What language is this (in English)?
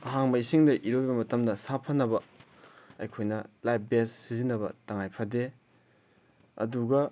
Manipuri